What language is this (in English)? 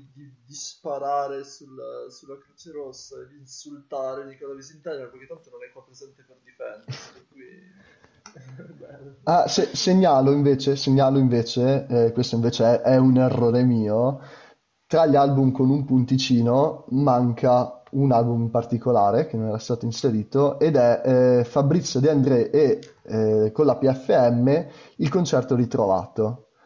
Italian